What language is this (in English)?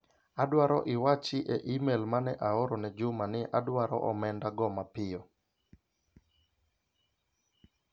Luo (Kenya and Tanzania)